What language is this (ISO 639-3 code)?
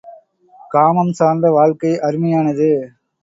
tam